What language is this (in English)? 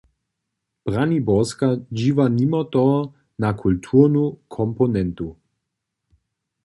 Upper Sorbian